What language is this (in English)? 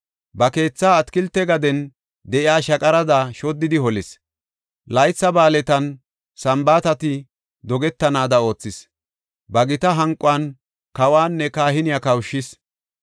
Gofa